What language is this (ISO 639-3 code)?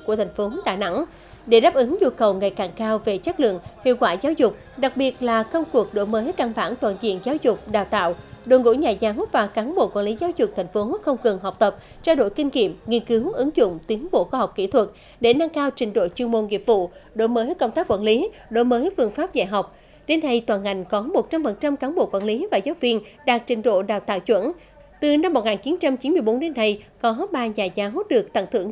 vie